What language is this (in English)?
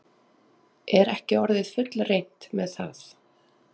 Icelandic